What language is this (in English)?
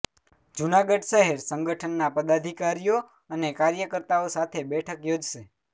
Gujarati